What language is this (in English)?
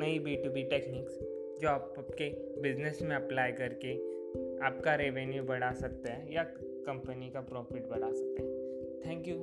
Hindi